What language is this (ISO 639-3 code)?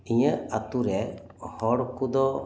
sat